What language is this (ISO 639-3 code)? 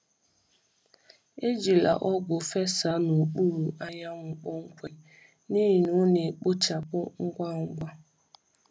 ibo